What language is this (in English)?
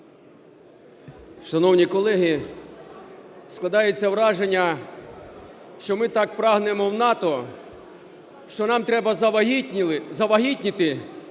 Ukrainian